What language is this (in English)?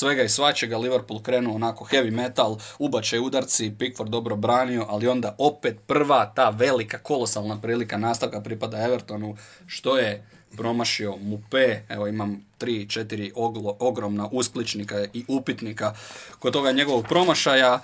Croatian